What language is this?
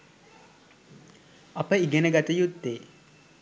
Sinhala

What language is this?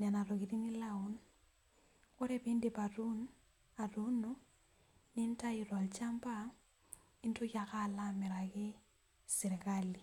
Masai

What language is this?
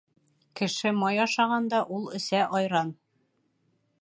Bashkir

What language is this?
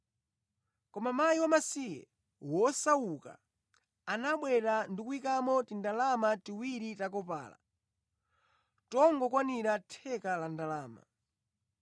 Nyanja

